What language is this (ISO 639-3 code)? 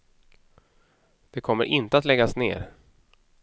swe